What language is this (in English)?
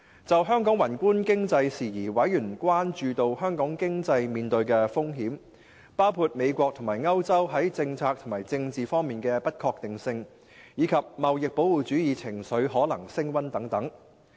Cantonese